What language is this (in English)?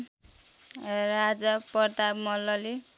Nepali